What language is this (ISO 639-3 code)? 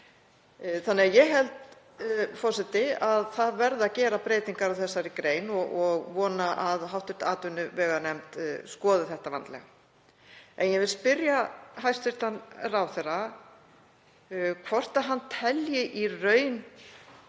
isl